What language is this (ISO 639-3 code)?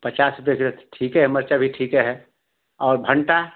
hin